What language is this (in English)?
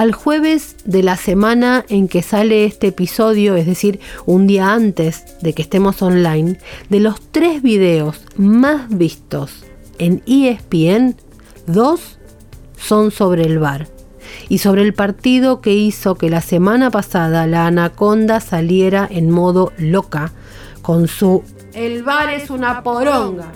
Spanish